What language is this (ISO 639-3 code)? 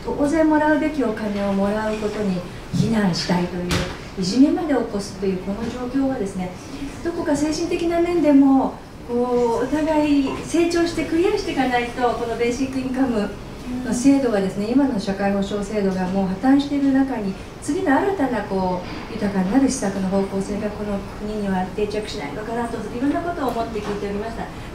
jpn